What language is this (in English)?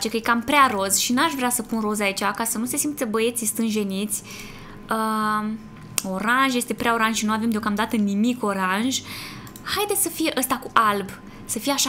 Romanian